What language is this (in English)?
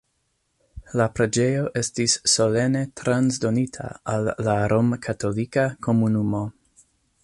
Esperanto